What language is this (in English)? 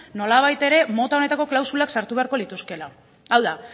Basque